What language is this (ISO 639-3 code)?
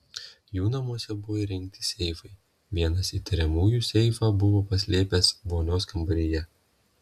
lit